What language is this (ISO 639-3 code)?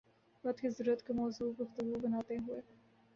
urd